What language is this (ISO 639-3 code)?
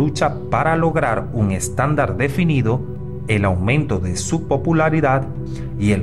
spa